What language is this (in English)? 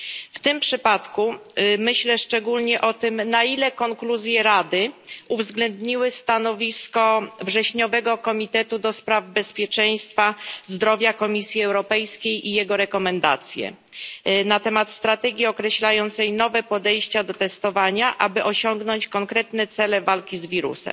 Polish